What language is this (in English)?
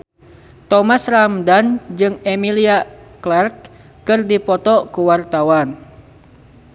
Sundanese